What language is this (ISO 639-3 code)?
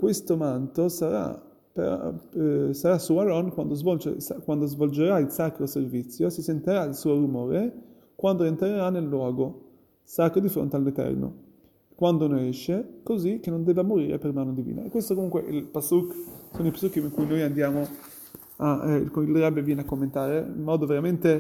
ita